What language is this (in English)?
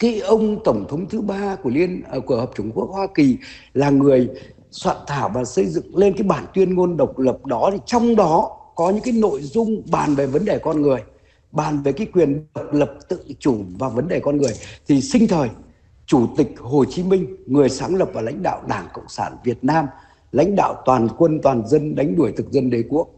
Vietnamese